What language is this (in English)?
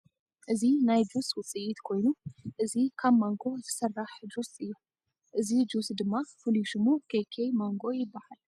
Tigrinya